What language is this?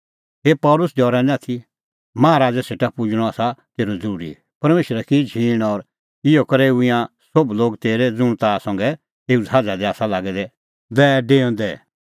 Kullu Pahari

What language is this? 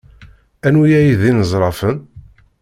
Kabyle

